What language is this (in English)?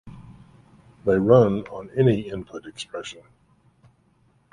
English